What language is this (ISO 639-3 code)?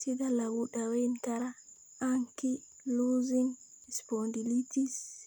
som